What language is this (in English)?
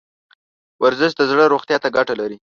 Pashto